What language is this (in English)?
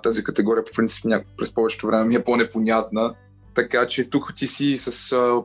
Bulgarian